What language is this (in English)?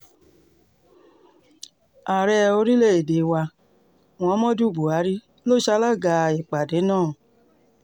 Yoruba